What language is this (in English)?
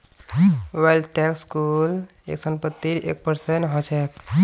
Magahi